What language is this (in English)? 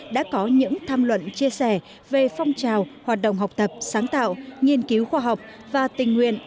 Vietnamese